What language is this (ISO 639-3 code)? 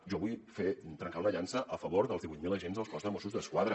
cat